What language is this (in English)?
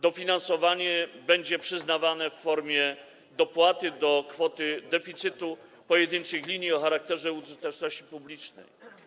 Polish